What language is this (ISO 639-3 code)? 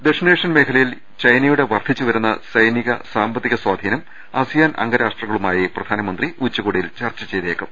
mal